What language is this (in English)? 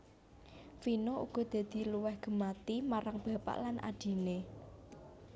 Javanese